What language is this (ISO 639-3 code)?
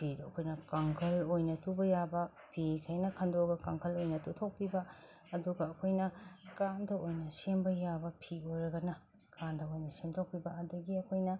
mni